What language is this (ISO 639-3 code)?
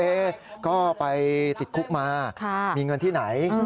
tha